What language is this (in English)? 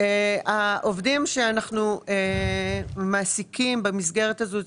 Hebrew